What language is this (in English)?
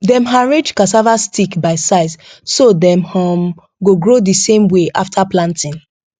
Nigerian Pidgin